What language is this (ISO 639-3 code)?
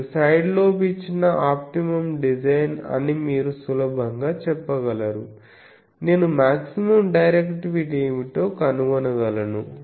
tel